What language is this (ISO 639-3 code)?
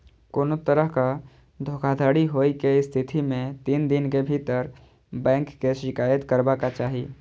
mai